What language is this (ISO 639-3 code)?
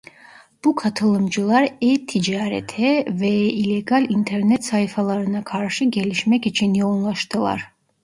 tur